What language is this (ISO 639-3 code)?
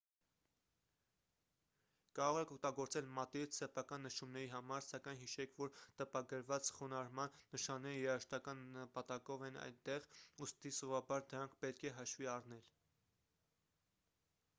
hye